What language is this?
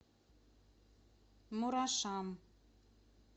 Russian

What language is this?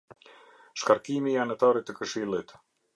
Albanian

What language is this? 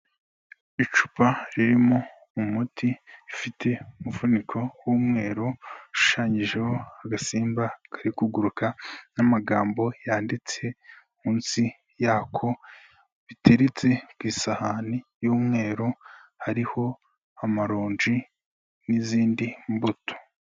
Kinyarwanda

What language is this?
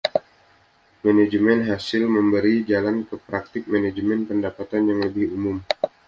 Indonesian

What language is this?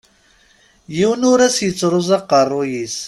Kabyle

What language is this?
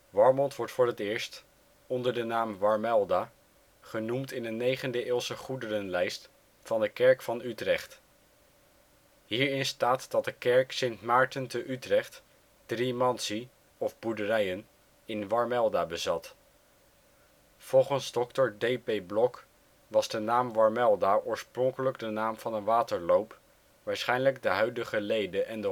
Dutch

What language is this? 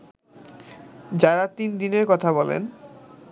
Bangla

